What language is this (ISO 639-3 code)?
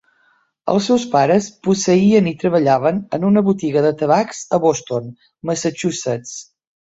cat